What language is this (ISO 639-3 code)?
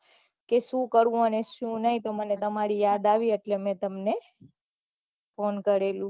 guj